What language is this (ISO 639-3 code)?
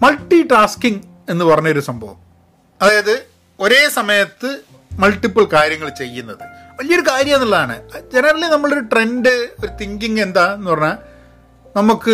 mal